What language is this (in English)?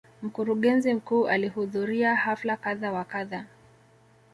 Swahili